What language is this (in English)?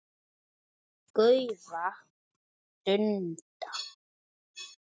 Icelandic